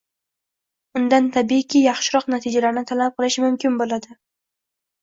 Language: Uzbek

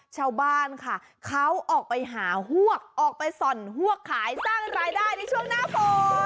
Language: Thai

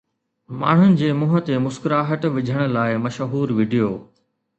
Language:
Sindhi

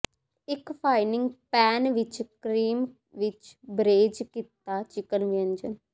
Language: Punjabi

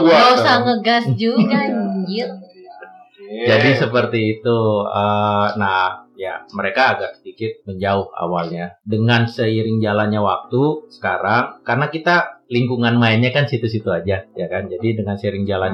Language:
Indonesian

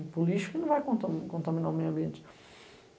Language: Portuguese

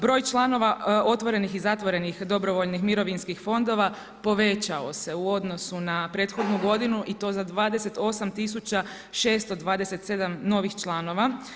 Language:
Croatian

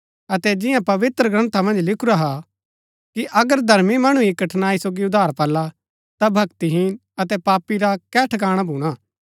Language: Gaddi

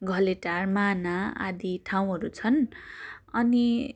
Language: Nepali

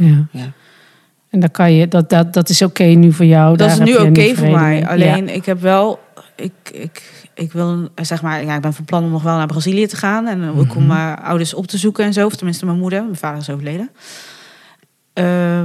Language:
Dutch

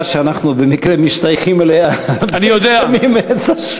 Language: Hebrew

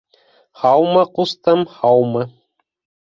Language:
Bashkir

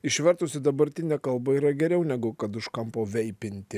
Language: Lithuanian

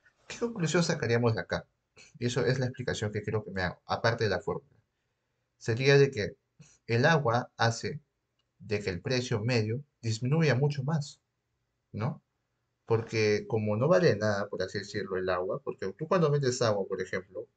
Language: Spanish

